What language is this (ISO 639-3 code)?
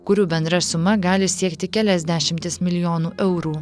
lit